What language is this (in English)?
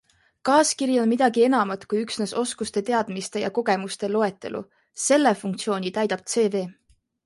Estonian